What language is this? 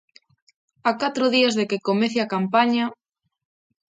Galician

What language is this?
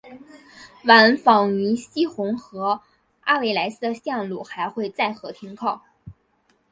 Chinese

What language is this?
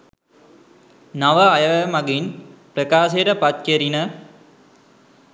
Sinhala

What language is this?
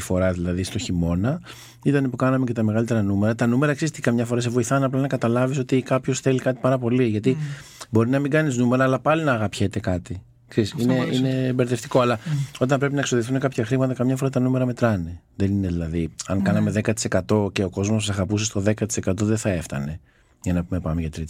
Greek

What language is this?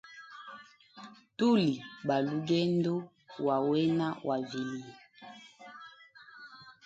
Hemba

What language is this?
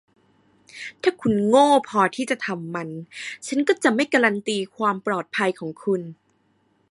Thai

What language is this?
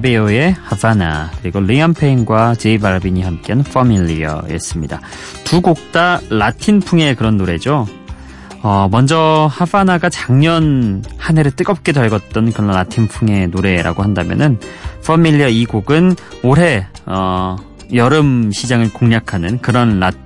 Korean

